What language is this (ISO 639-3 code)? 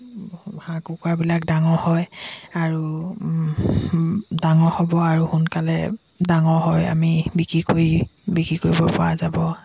asm